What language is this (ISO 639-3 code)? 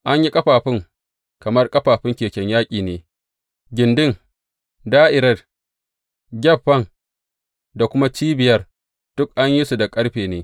hau